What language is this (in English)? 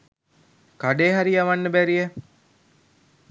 Sinhala